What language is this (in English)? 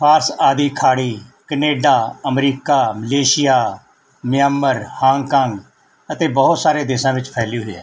Punjabi